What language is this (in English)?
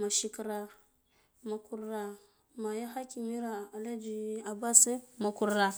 Guduf-Gava